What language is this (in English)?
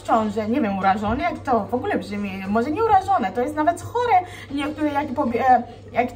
Polish